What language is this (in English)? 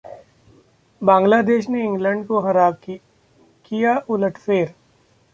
Hindi